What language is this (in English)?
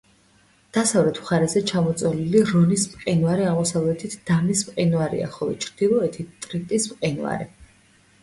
Georgian